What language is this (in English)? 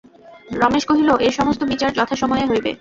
Bangla